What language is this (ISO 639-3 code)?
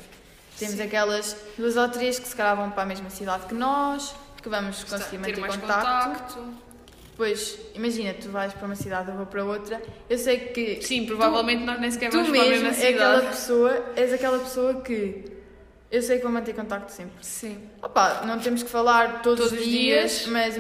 por